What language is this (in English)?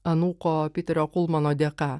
Lithuanian